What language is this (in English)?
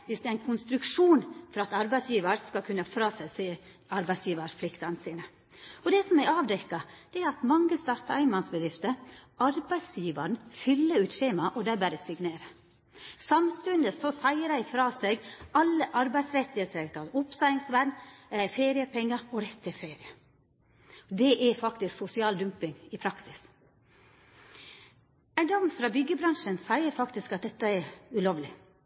Norwegian Nynorsk